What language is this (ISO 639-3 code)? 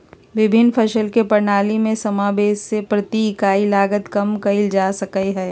mag